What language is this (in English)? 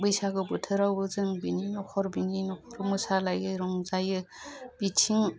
Bodo